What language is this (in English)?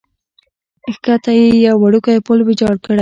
Pashto